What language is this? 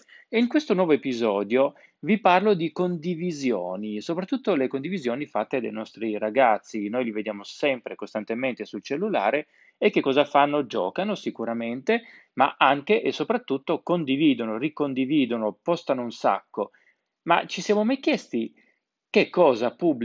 Italian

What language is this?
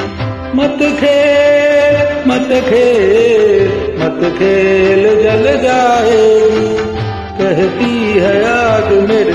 Hindi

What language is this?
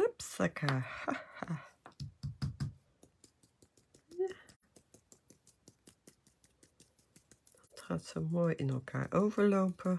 Dutch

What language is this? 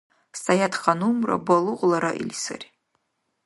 Dargwa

